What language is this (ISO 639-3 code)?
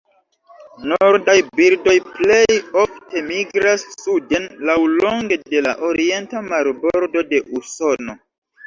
epo